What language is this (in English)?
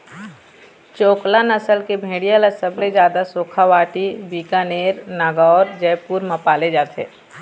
Chhattisgarhi